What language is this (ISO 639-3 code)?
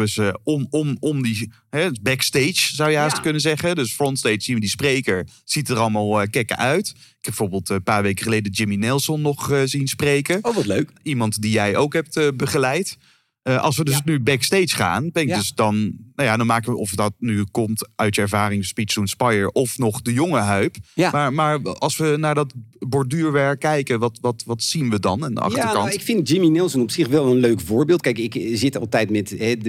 nld